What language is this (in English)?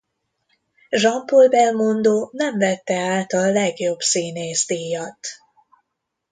Hungarian